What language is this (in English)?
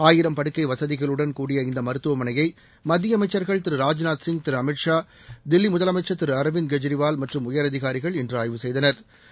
Tamil